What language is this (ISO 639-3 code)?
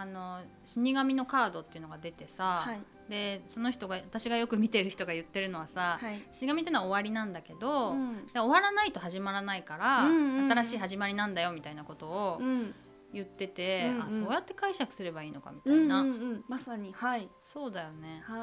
jpn